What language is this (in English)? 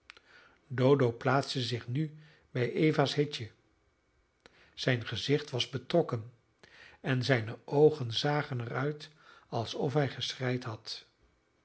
Dutch